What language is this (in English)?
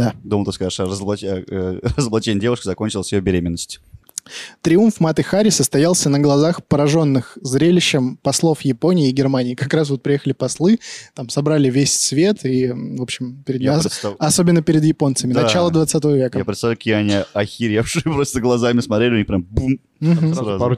Russian